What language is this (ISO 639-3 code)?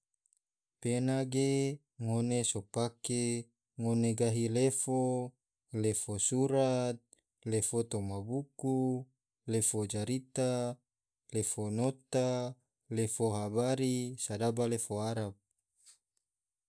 tvo